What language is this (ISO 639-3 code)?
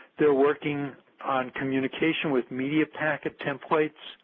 eng